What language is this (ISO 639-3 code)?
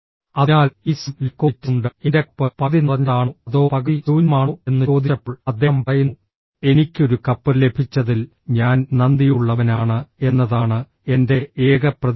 mal